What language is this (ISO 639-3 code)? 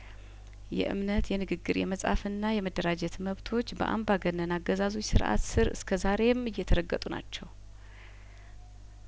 amh